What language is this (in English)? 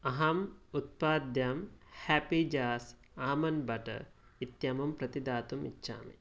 Sanskrit